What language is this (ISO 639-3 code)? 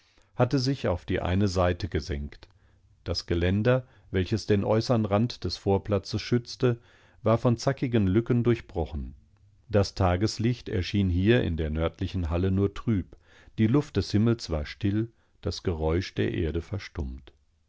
deu